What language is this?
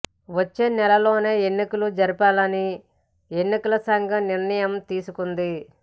Telugu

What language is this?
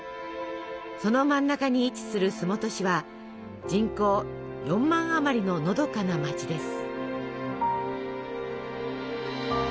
Japanese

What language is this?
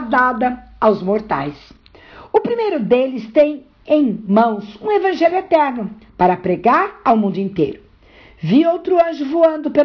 Portuguese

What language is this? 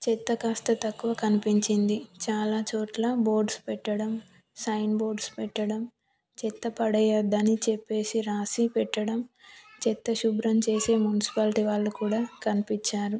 Telugu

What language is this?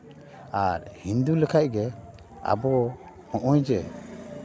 Santali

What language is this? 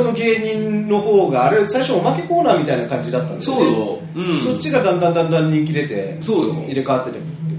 Japanese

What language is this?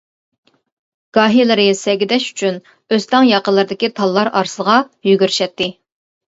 Uyghur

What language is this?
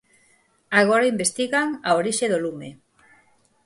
Galician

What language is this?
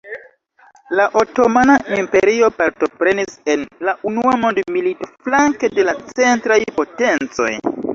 Esperanto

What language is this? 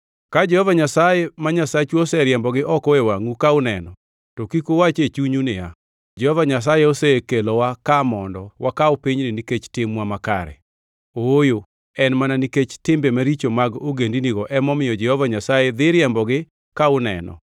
Luo (Kenya and Tanzania)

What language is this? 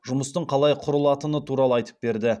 Kazakh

